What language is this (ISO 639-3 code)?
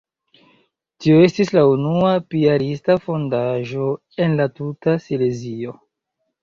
epo